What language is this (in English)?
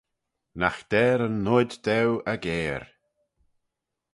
Manx